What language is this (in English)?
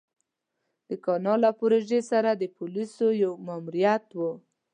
Pashto